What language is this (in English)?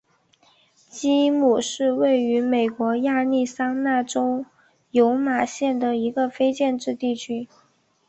Chinese